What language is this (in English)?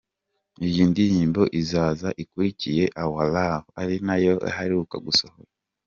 Kinyarwanda